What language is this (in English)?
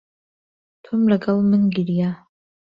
Central Kurdish